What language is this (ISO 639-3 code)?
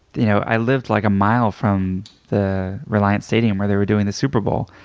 eng